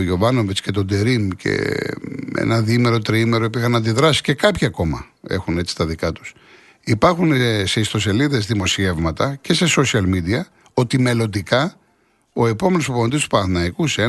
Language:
Greek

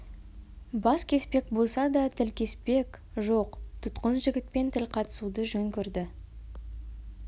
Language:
Kazakh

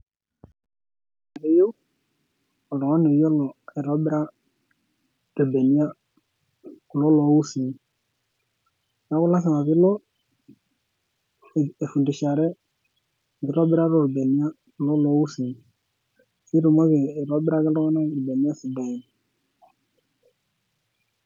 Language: Masai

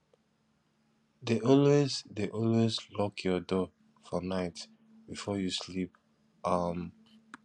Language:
Nigerian Pidgin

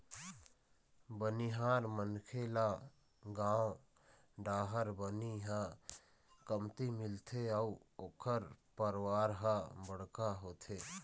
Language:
Chhattisgarhi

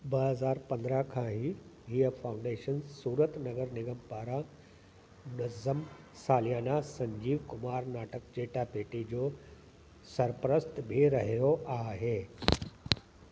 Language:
Sindhi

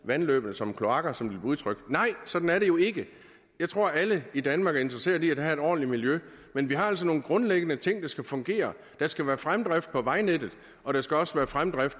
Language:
Danish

